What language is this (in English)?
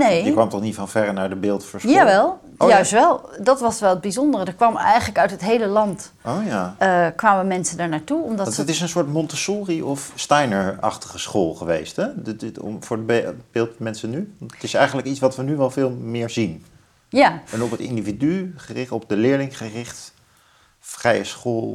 Dutch